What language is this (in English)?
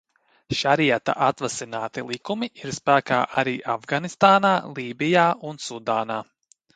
Latvian